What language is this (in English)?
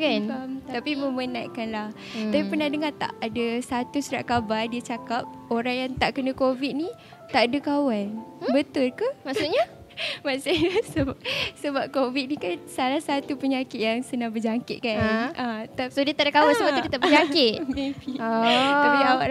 Malay